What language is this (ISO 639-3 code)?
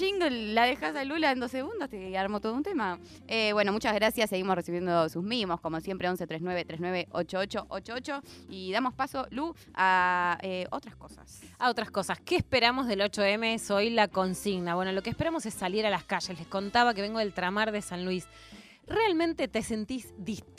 spa